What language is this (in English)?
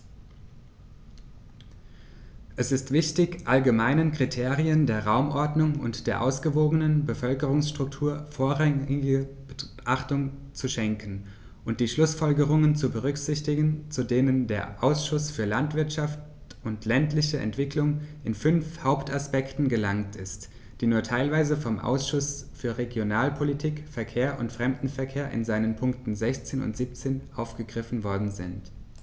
German